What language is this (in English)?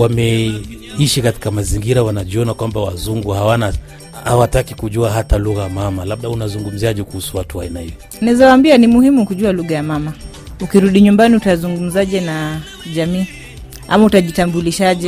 Swahili